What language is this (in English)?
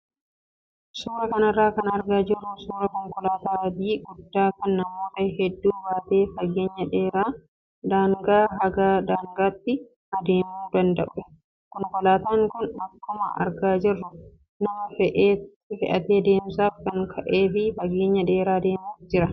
Oromo